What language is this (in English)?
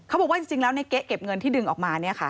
Thai